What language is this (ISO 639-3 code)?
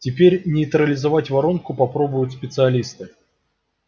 rus